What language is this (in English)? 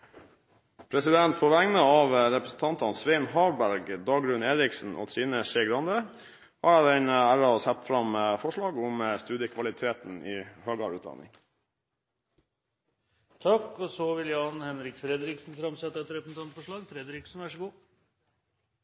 Norwegian